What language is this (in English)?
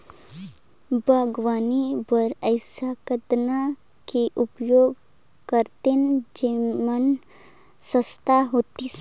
Chhattisgarhi